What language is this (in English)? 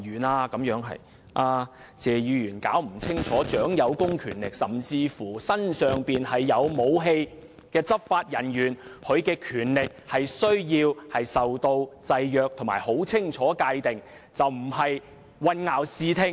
Cantonese